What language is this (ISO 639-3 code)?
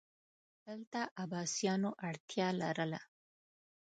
pus